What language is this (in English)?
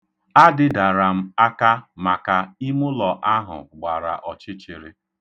Igbo